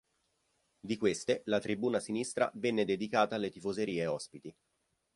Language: Italian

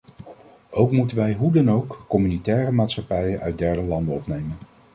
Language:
Dutch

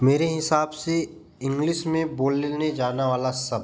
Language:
Hindi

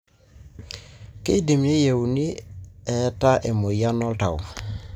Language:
Masai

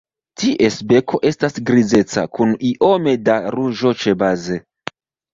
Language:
Esperanto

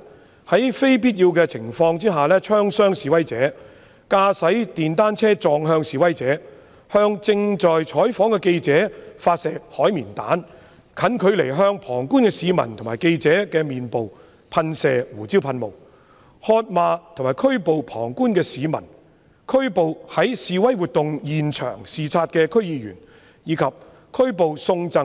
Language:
Cantonese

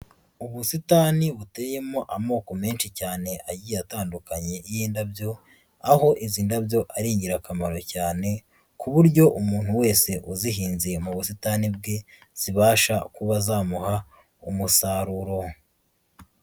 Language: Kinyarwanda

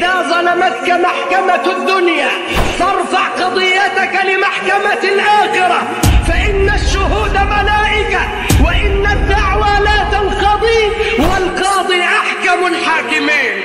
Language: Arabic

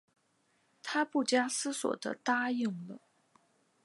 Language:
Chinese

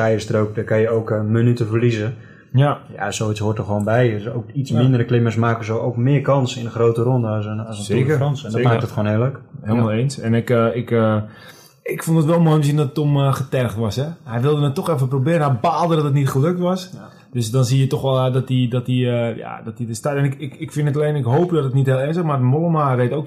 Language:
Dutch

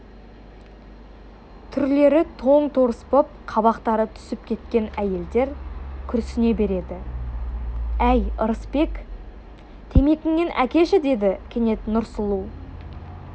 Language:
Kazakh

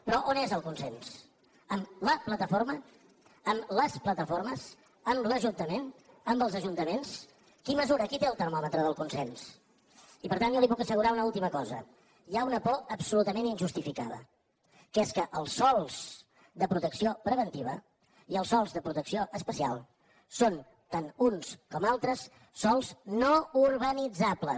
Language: Catalan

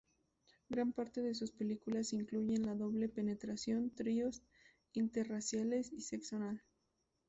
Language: Spanish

